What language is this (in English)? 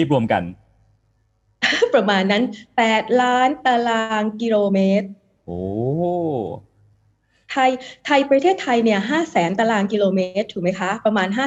Thai